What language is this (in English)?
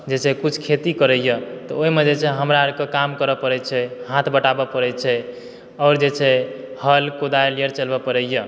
Maithili